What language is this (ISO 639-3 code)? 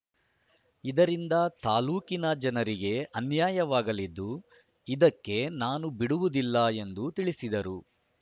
kan